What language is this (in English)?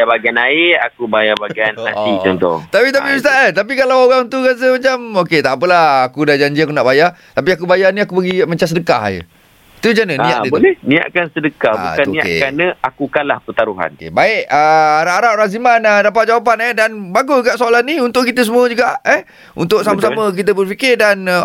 Malay